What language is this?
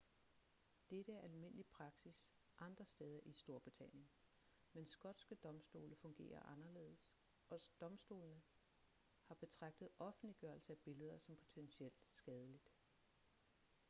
Danish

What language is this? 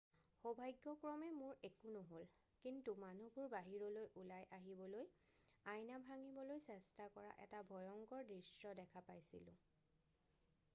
Assamese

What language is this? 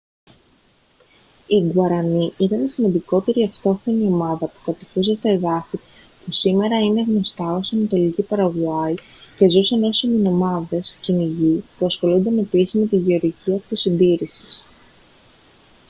Greek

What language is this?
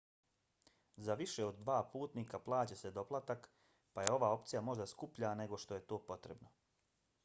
Bosnian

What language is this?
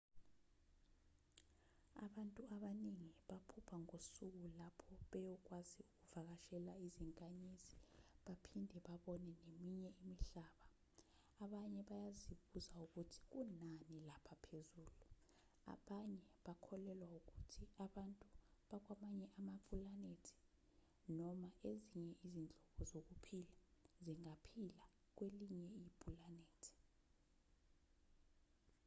Zulu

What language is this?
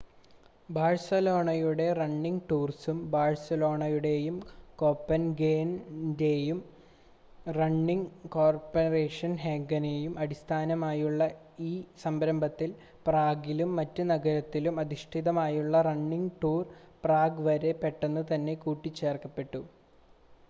Malayalam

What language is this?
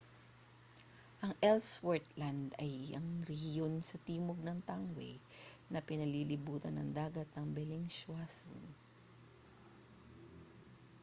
Filipino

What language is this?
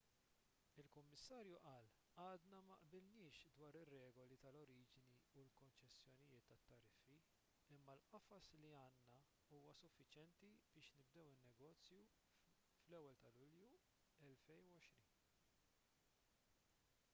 Maltese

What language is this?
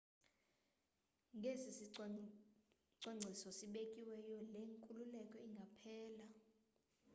Xhosa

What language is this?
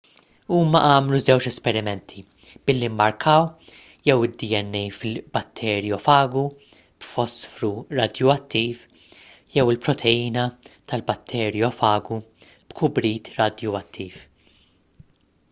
Maltese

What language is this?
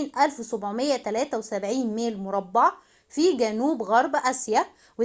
Arabic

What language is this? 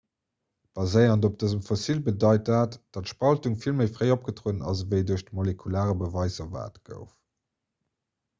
Luxembourgish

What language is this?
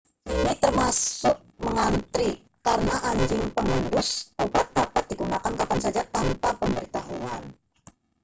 Indonesian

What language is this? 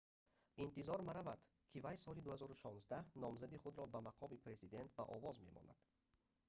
Tajik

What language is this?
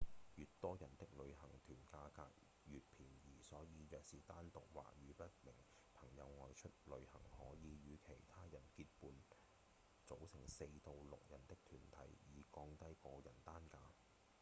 Cantonese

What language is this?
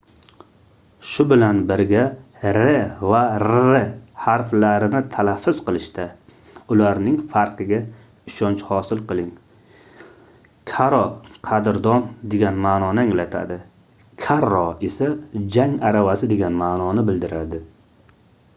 Uzbek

